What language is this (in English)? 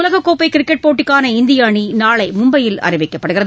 Tamil